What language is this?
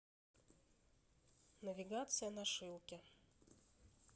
Russian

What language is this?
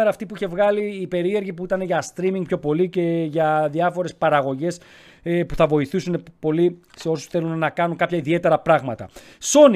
Greek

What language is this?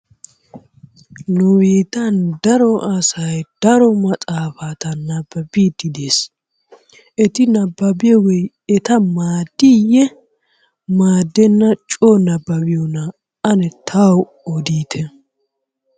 Wolaytta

